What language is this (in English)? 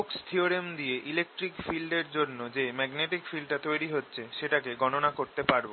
Bangla